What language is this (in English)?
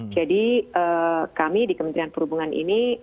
Indonesian